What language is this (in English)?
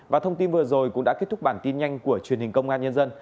Vietnamese